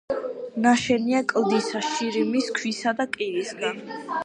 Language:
Georgian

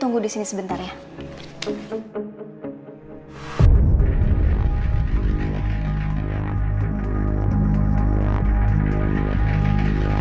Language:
Indonesian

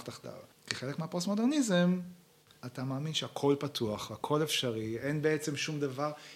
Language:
Hebrew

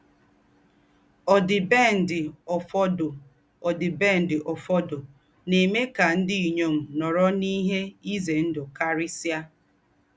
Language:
Igbo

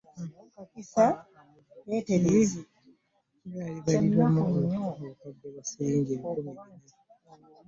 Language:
Ganda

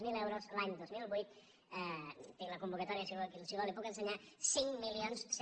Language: Catalan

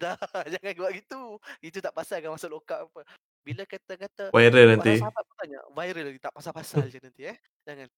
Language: Malay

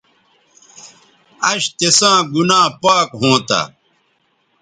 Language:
Bateri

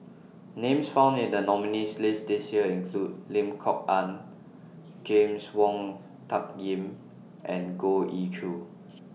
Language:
English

